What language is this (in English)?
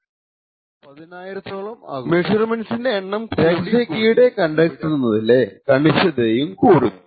Malayalam